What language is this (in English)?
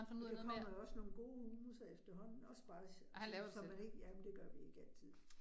Danish